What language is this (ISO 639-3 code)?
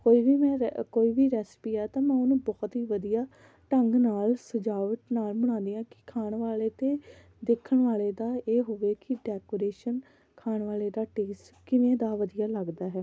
pan